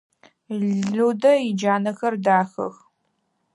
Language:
Adyghe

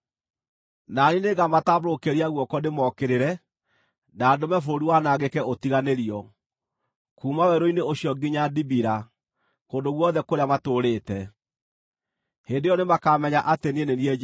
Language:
Kikuyu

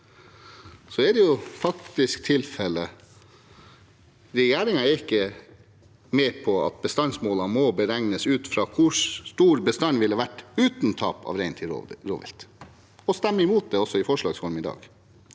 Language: Norwegian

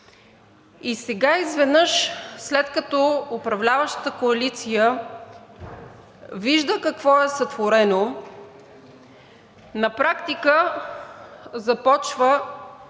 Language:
Bulgarian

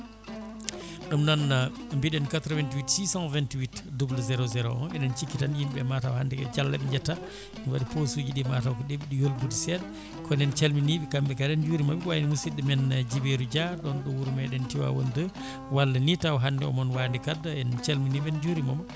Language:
Fula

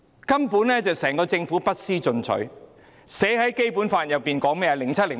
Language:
Cantonese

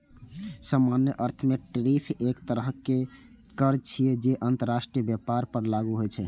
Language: Maithili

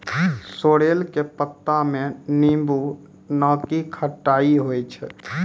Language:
Maithili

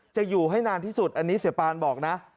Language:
Thai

